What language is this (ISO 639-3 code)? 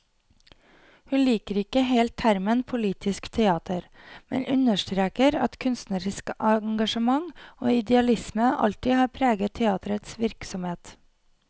nor